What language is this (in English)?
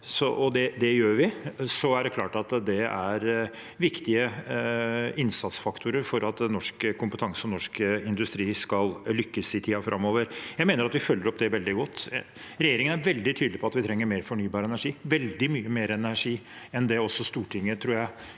Norwegian